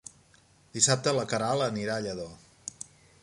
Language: Catalan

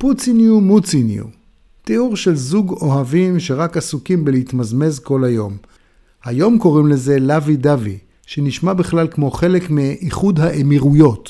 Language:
Hebrew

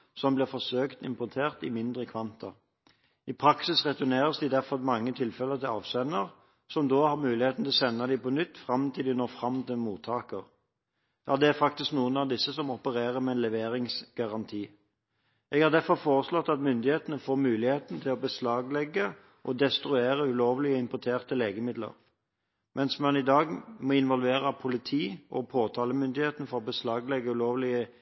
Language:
Norwegian Bokmål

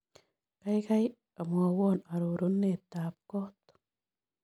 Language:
Kalenjin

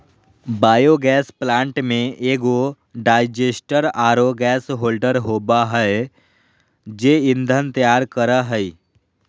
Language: Magahi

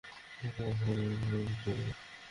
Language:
Bangla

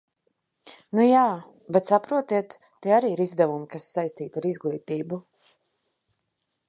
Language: Latvian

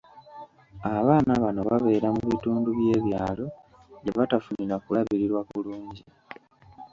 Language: Ganda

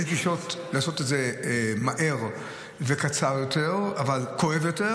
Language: Hebrew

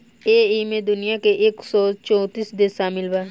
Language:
Bhojpuri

